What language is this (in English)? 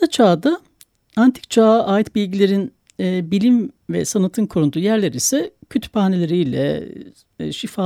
Turkish